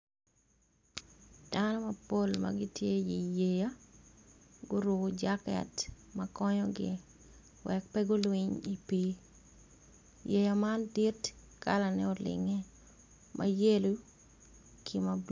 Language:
Acoli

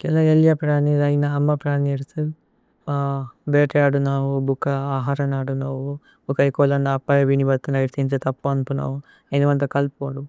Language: Tulu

